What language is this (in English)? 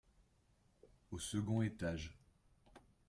French